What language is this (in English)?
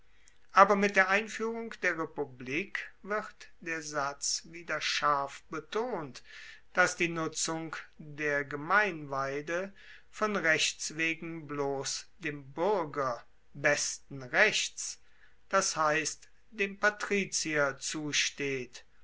German